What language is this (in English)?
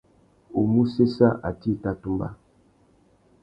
Tuki